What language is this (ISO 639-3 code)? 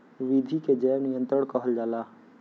bho